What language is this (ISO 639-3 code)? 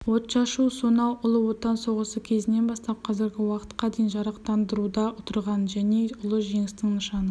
kaz